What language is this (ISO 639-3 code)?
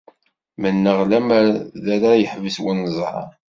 kab